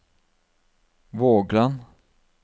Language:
Norwegian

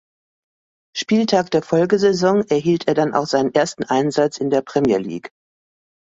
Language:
German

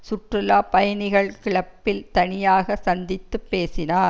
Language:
Tamil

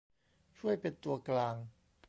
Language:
Thai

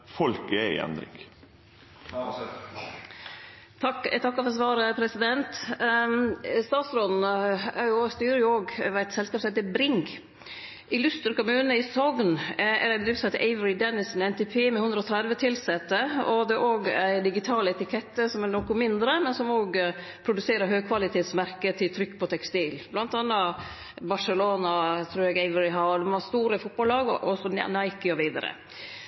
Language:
Norwegian Nynorsk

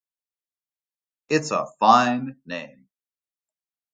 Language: English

